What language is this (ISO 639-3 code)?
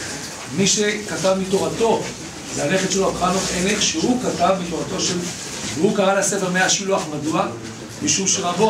heb